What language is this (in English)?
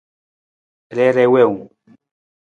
Nawdm